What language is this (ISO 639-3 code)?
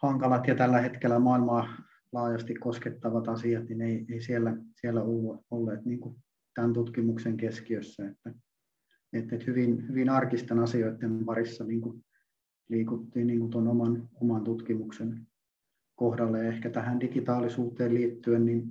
fin